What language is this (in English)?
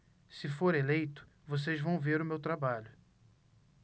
Portuguese